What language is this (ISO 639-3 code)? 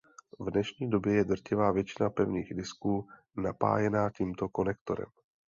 ces